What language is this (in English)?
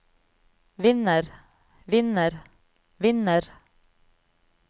Norwegian